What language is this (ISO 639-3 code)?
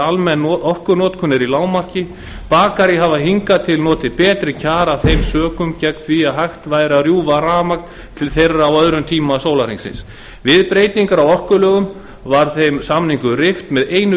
isl